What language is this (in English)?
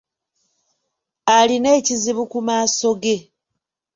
Ganda